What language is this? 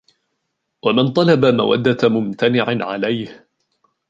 Arabic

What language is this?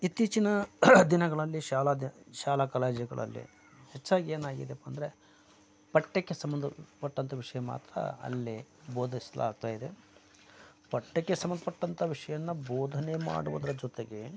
Kannada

